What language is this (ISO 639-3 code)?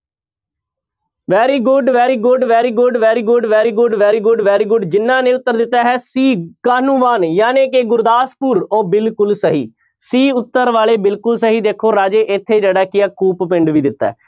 pan